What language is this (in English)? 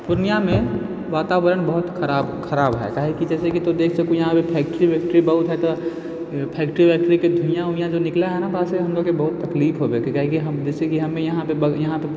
Maithili